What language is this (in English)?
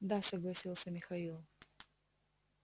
Russian